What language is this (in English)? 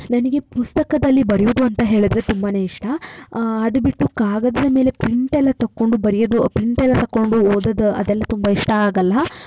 Kannada